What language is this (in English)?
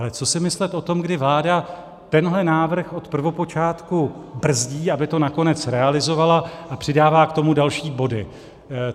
Czech